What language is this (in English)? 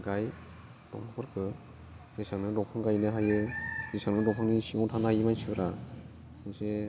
Bodo